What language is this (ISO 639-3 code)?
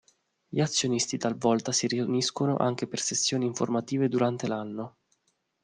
ita